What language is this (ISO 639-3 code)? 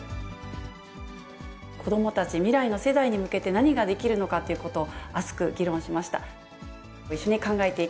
jpn